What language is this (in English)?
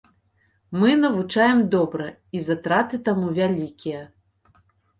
Belarusian